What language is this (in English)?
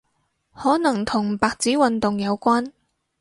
Cantonese